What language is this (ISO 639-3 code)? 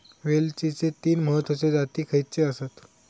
mar